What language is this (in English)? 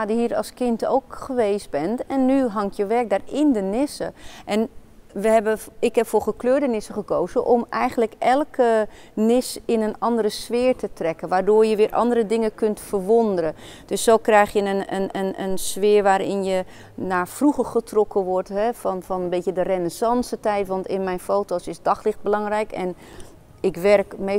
Dutch